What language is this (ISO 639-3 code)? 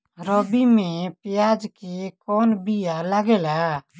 bho